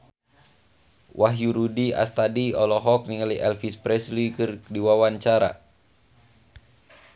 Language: Sundanese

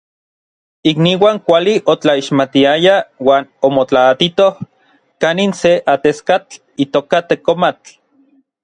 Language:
Orizaba Nahuatl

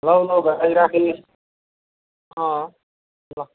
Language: Nepali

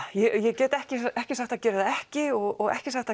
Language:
Icelandic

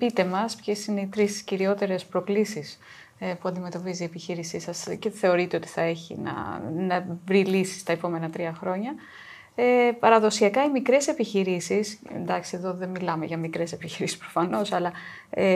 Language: Greek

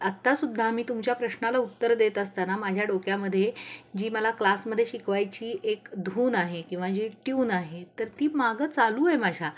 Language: Marathi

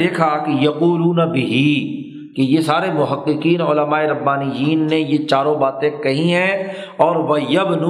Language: Urdu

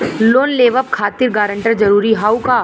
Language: Bhojpuri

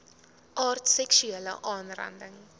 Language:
Afrikaans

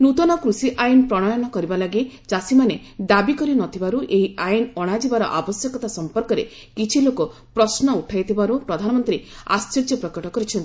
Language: Odia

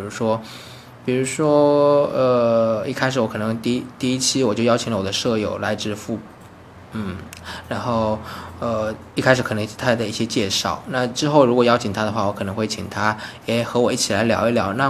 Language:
Chinese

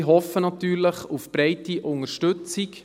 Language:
Swiss German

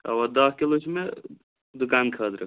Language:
Kashmiri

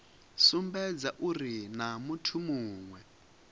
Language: Venda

